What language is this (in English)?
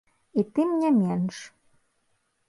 Belarusian